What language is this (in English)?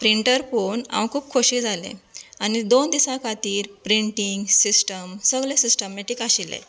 Konkani